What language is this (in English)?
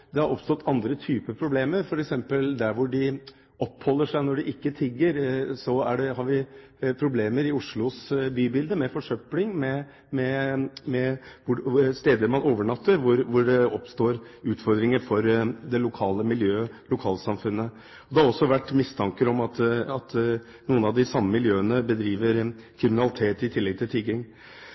Norwegian Bokmål